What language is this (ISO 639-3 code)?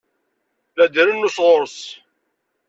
kab